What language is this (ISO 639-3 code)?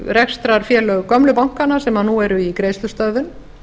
isl